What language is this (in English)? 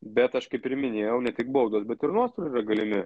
Lithuanian